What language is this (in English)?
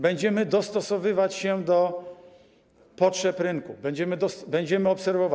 Polish